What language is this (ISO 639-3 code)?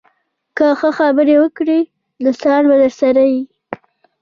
pus